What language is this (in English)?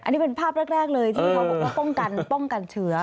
Thai